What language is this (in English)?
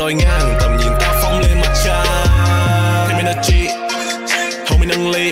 Vietnamese